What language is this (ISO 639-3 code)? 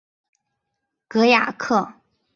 zho